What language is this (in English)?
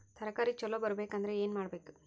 Kannada